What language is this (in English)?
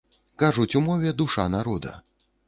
Belarusian